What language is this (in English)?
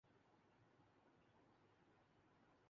Urdu